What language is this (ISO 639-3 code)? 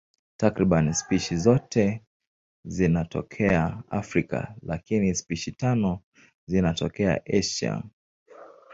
swa